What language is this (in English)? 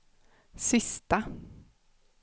Swedish